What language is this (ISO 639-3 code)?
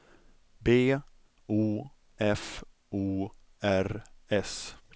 swe